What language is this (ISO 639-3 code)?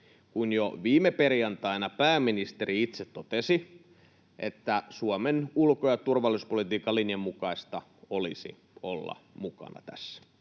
fin